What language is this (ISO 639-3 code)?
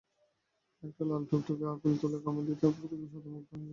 ben